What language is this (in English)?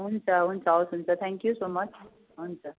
Nepali